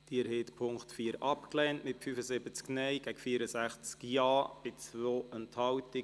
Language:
Swiss German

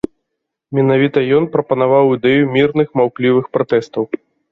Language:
Belarusian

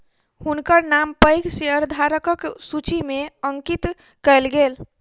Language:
Maithili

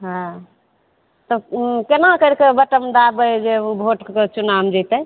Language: Maithili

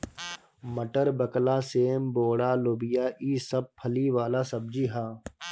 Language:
Bhojpuri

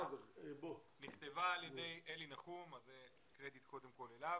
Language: Hebrew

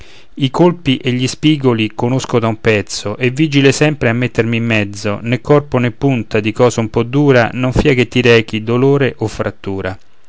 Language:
Italian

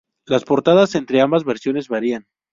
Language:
Spanish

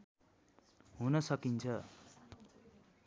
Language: Nepali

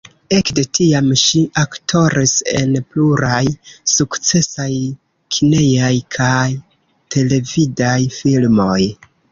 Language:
Esperanto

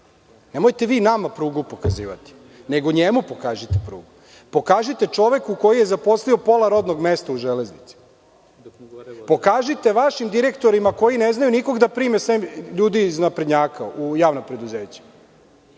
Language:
Serbian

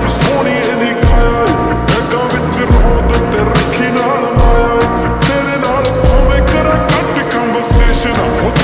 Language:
Arabic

